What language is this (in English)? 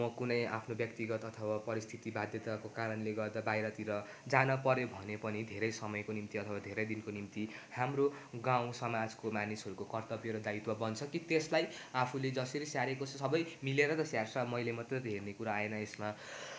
Nepali